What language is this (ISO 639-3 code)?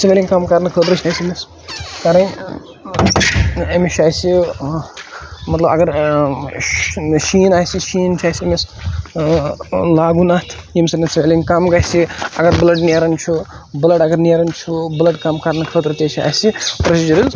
kas